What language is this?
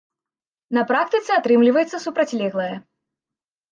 Belarusian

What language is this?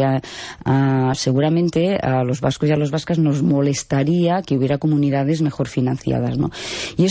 Spanish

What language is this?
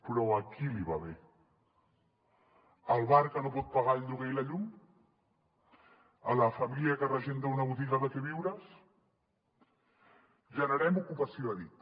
Catalan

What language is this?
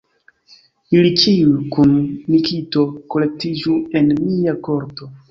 Esperanto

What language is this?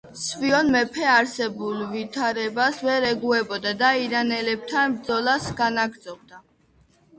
Georgian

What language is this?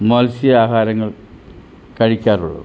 Malayalam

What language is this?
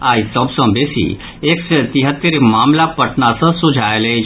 Maithili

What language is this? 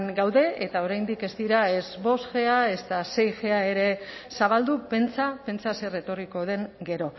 Basque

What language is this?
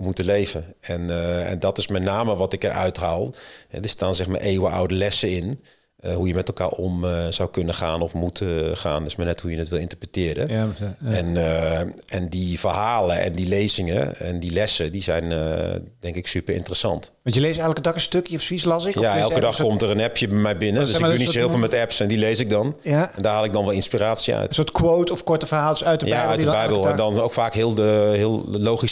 Dutch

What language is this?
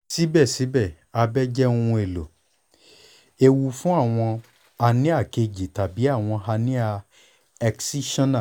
Yoruba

